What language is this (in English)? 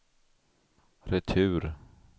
Swedish